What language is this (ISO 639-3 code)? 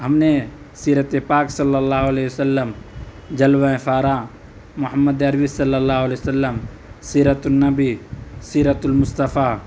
urd